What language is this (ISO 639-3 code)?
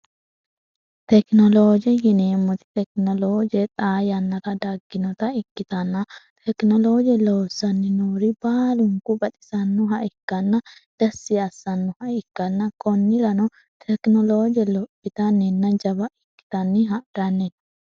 sid